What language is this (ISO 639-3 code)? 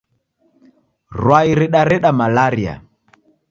dav